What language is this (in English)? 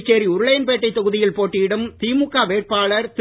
Tamil